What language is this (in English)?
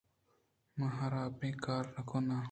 Eastern Balochi